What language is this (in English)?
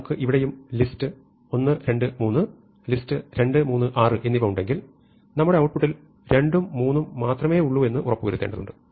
Malayalam